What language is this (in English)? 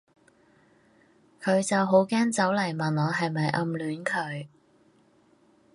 Cantonese